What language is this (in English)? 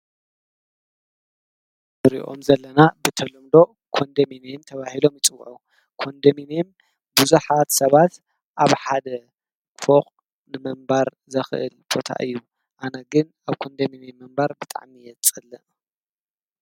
Tigrinya